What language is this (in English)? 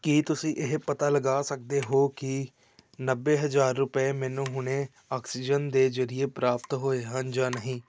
Punjabi